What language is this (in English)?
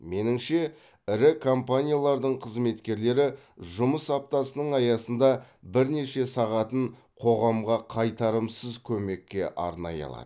Kazakh